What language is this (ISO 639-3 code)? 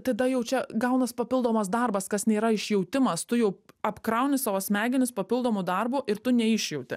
lit